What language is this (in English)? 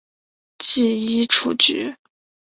Chinese